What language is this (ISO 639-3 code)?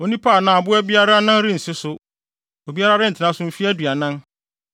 aka